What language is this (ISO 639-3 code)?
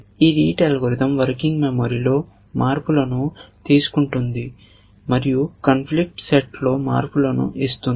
tel